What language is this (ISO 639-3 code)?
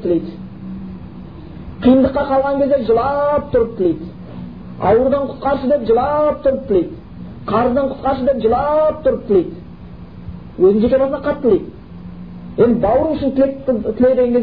bul